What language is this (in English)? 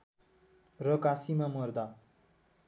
Nepali